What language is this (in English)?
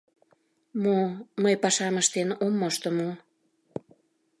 Mari